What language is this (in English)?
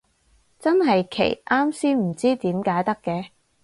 Cantonese